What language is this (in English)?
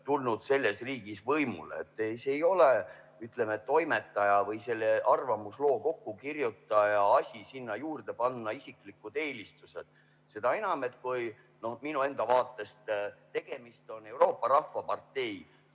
Estonian